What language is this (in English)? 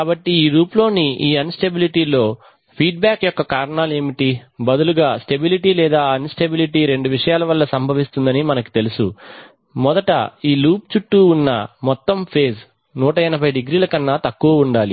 Telugu